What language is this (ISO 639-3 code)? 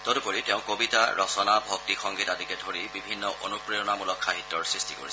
asm